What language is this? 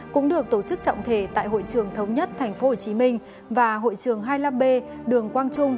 Vietnamese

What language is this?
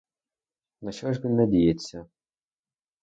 Ukrainian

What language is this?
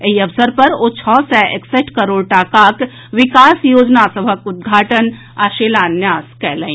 Maithili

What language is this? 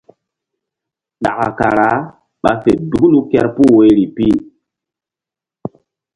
Mbum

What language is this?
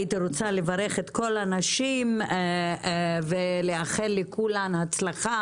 Hebrew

